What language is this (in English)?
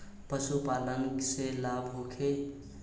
Bhojpuri